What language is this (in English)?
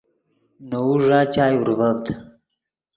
Yidgha